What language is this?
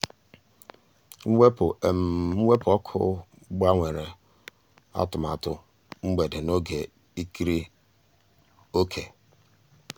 Igbo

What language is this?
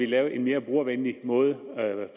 Danish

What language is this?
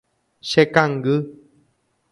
Guarani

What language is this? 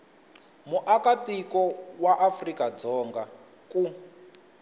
Tsonga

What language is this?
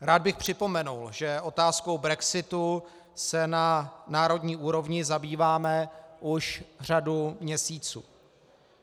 Czech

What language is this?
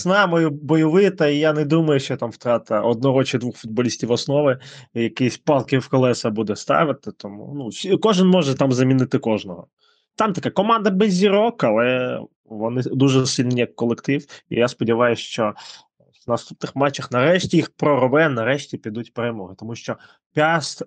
Ukrainian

